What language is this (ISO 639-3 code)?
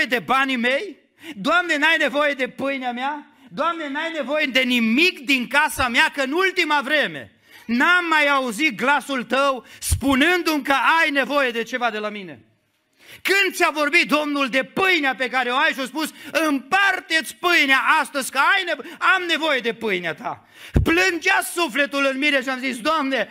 ron